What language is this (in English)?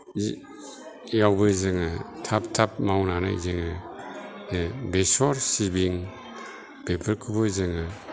Bodo